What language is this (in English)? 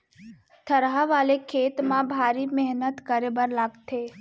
Chhattisgarhi